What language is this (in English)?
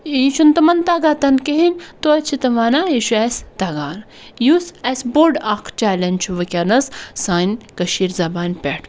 Kashmiri